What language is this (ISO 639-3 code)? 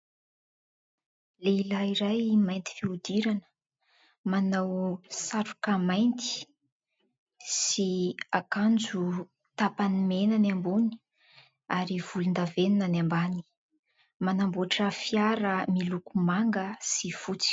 mlg